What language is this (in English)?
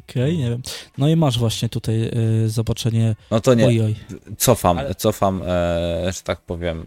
Polish